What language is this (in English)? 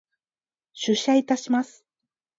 Japanese